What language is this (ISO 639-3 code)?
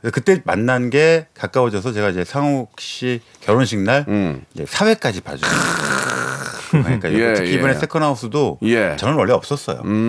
kor